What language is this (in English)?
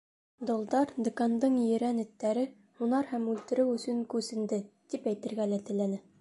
Bashkir